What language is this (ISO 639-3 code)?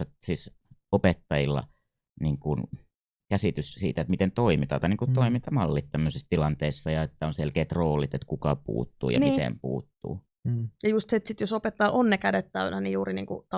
fin